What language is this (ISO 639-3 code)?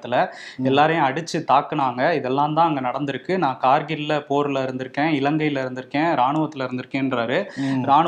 tam